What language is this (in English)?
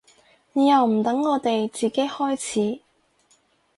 Cantonese